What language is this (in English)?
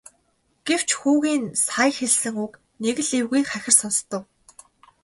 Mongolian